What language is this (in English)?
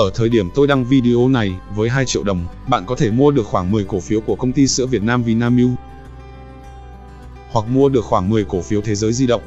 Vietnamese